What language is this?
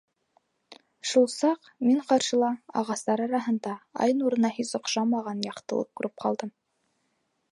Bashkir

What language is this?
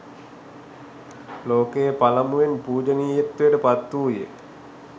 Sinhala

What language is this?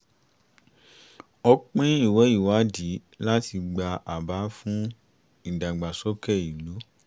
Yoruba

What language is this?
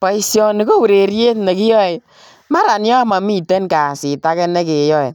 Kalenjin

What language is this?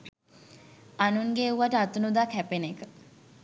Sinhala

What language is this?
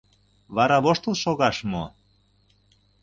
Mari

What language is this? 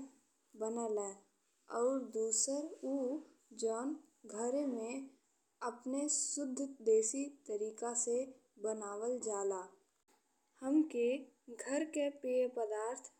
Bhojpuri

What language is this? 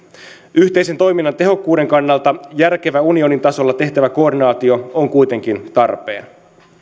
Finnish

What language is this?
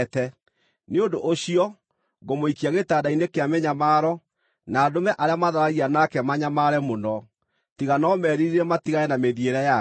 Kikuyu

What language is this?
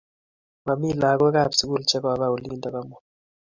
Kalenjin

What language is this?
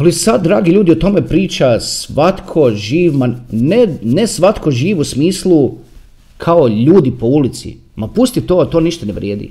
Croatian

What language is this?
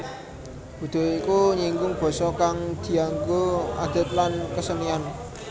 Javanese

